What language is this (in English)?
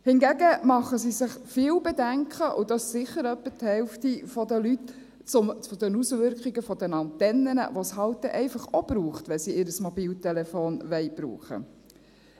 Swiss German